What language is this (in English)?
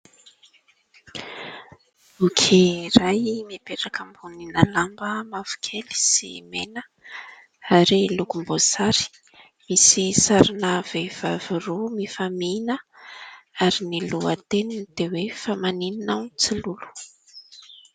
Malagasy